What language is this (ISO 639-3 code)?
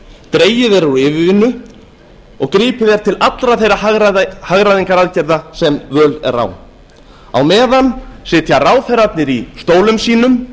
isl